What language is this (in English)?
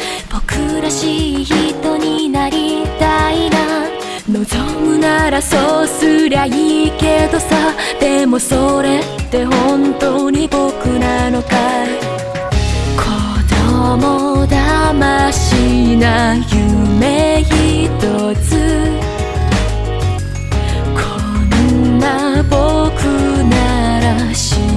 Japanese